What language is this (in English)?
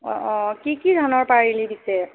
Assamese